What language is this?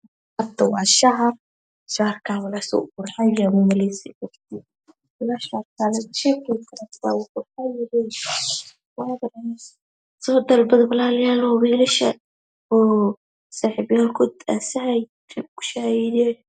Somali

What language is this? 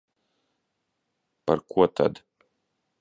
Latvian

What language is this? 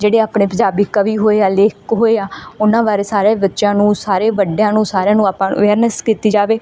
Punjabi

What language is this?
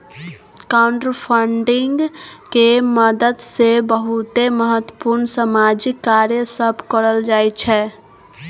Maithili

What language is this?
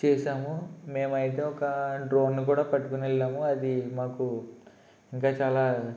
Telugu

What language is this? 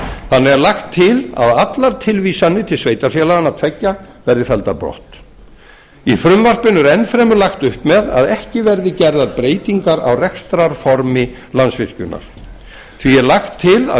Icelandic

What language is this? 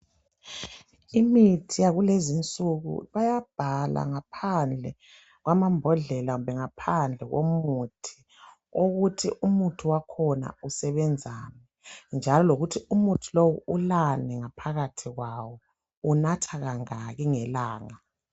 North Ndebele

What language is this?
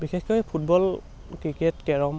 Assamese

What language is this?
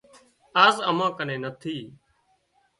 Wadiyara Koli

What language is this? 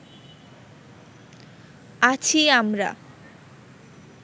Bangla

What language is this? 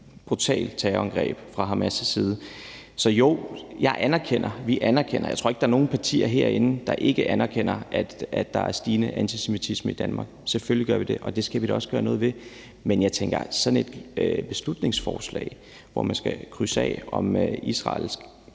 Danish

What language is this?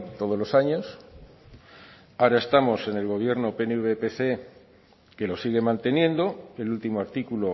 Spanish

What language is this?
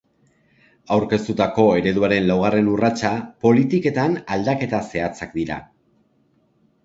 Basque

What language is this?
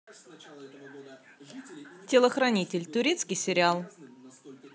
Russian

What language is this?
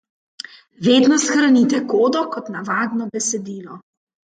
Slovenian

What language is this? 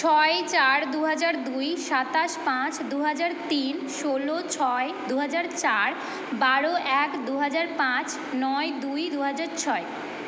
Bangla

